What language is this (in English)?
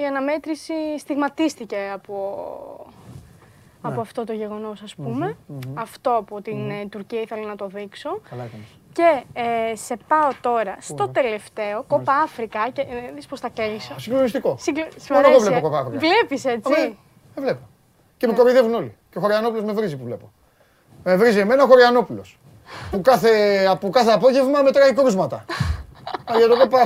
Greek